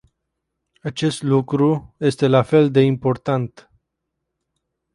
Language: Romanian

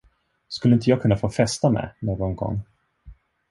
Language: Swedish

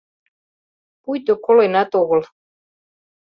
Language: Mari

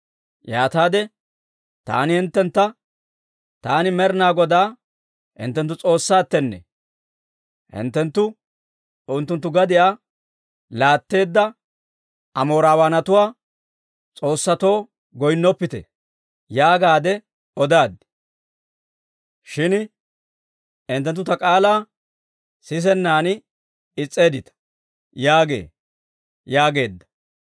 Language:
Dawro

